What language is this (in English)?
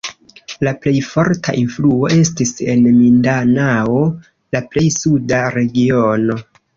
Esperanto